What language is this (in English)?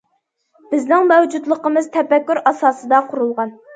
Uyghur